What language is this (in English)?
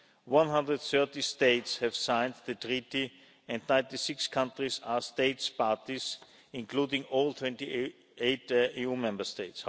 English